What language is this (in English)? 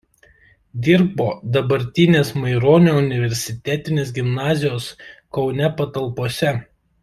Lithuanian